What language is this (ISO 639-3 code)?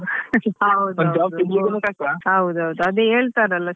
kan